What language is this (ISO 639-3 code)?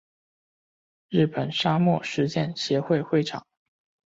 zho